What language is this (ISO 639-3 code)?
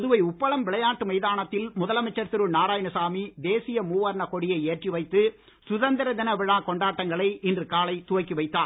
tam